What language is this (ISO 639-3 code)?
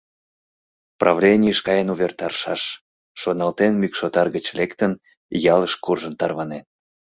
chm